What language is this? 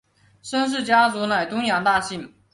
Chinese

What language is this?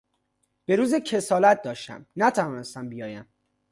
Persian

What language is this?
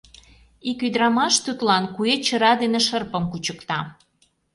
Mari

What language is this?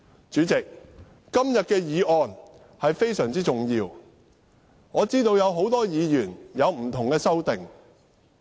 Cantonese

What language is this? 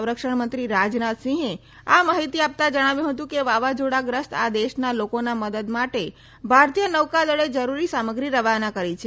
Gujarati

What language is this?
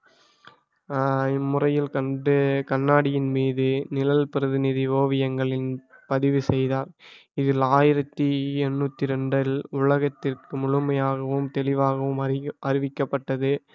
Tamil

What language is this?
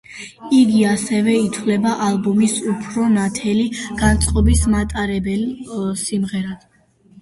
Georgian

